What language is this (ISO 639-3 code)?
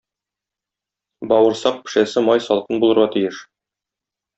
tat